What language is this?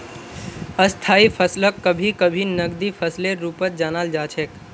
Magahi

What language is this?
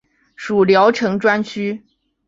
Chinese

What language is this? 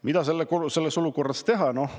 Estonian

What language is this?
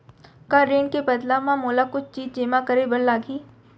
Chhattisgarhi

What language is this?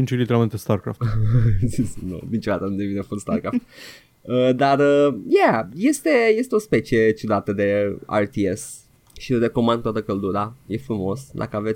Romanian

